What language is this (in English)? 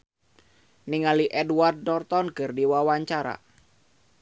Sundanese